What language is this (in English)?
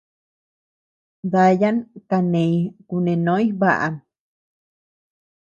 Tepeuxila Cuicatec